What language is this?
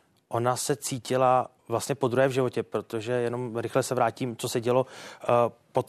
Czech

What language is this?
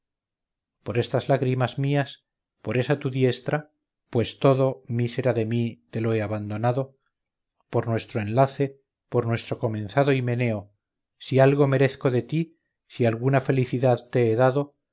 Spanish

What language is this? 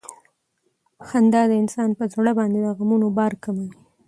Pashto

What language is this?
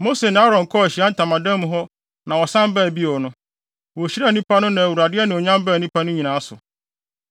Akan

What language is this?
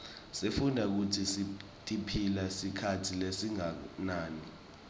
Swati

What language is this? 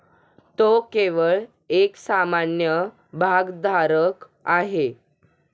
Marathi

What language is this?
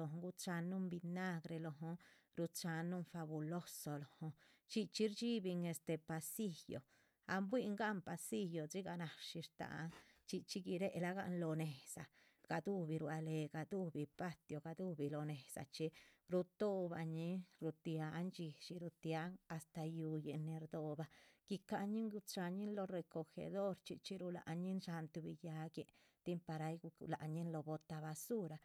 Chichicapan Zapotec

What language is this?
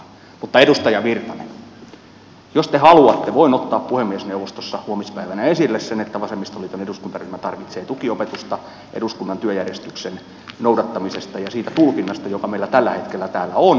Finnish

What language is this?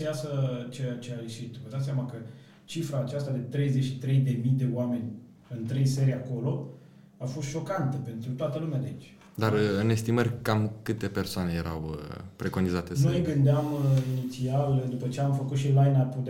Romanian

